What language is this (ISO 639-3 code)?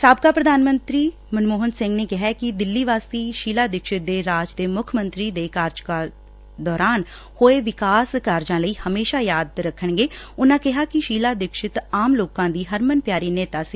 pan